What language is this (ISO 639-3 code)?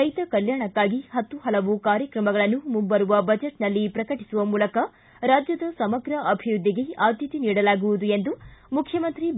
kan